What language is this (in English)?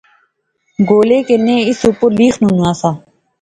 Pahari-Potwari